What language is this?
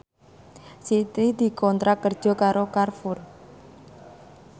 Javanese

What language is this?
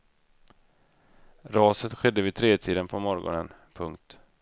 Swedish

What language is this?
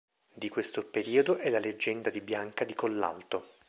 Italian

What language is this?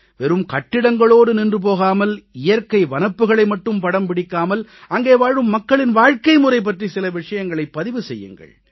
Tamil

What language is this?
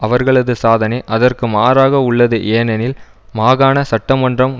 Tamil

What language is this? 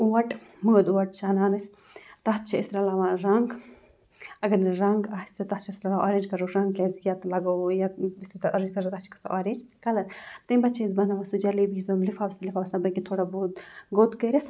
Kashmiri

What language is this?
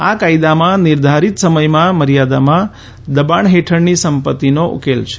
Gujarati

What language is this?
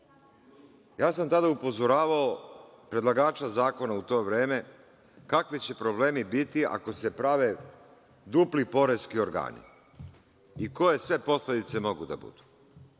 Serbian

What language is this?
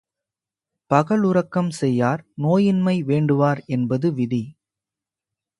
Tamil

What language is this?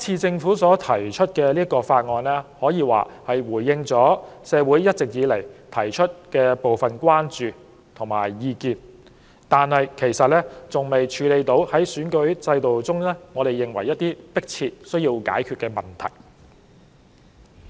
Cantonese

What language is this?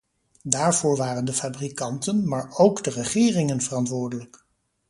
Dutch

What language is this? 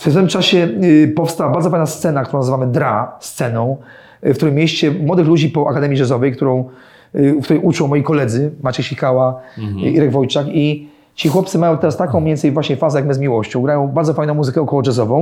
Polish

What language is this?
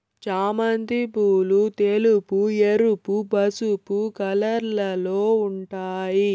Telugu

